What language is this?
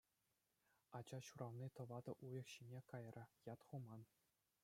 Chuvash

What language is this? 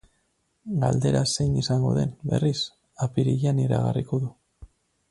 Basque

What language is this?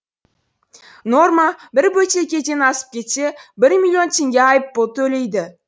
Kazakh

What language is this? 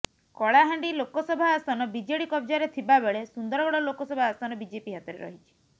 Odia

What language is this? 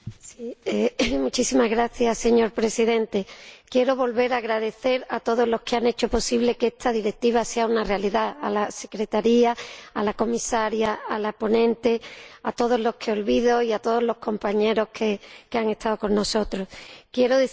Spanish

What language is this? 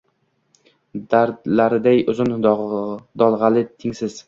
Uzbek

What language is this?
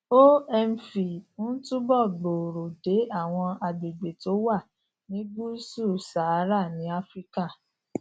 Yoruba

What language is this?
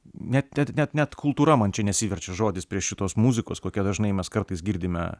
Lithuanian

